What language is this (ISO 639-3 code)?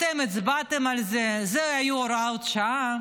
heb